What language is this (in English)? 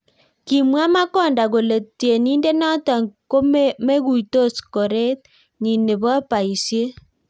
Kalenjin